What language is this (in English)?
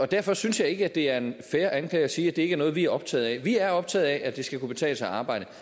Danish